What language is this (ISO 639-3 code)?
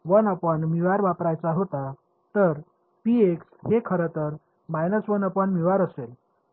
mar